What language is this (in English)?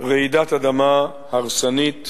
Hebrew